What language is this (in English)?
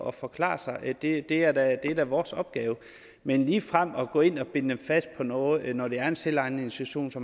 Danish